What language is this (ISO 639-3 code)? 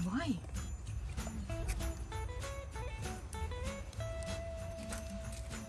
ita